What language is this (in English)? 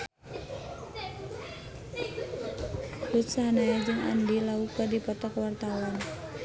Sundanese